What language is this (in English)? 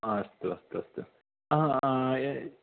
Sanskrit